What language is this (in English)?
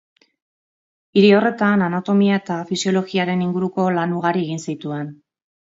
Basque